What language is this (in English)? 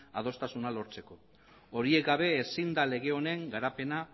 Basque